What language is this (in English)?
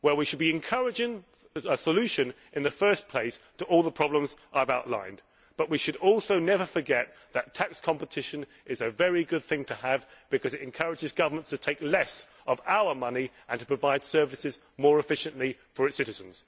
English